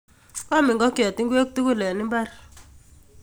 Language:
Kalenjin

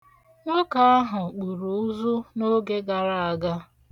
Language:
Igbo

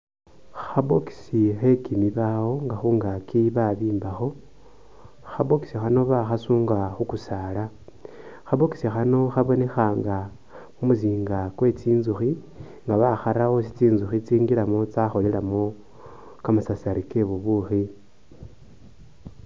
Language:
Masaaba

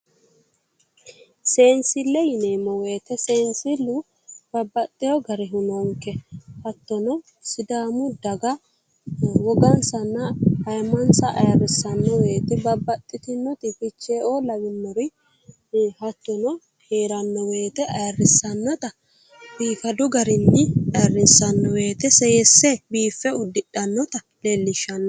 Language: Sidamo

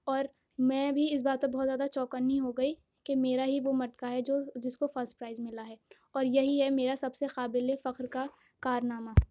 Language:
Urdu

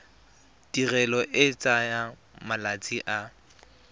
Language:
Tswana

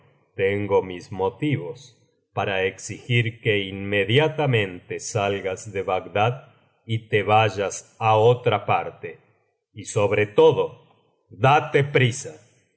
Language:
Spanish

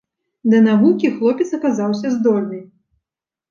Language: Belarusian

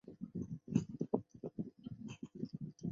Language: Chinese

